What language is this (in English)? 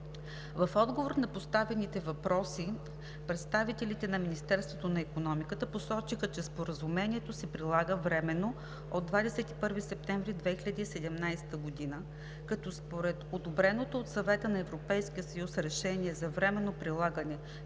Bulgarian